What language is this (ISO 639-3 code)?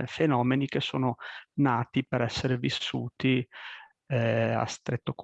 ita